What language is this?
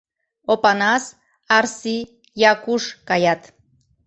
Mari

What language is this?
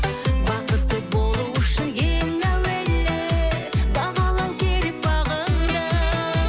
Kazakh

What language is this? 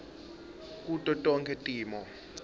Swati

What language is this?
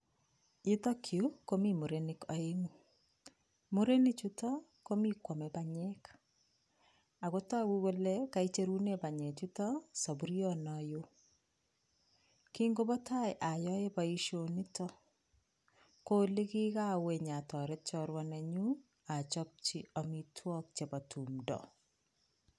Kalenjin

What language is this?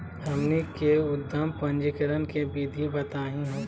Magahi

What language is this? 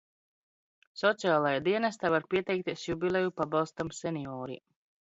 Latvian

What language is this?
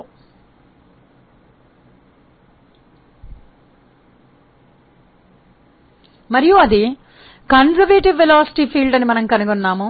Telugu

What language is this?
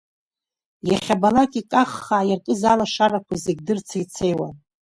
Abkhazian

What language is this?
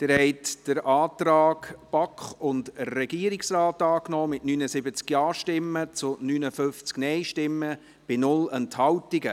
Swiss German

